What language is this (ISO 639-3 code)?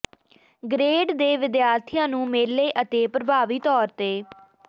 pan